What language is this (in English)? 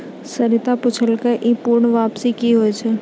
Maithili